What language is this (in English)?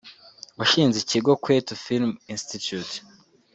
Kinyarwanda